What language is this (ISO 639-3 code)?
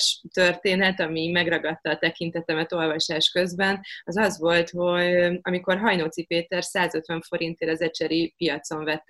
hun